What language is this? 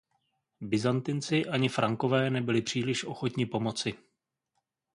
Czech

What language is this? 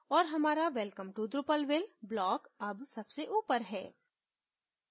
Hindi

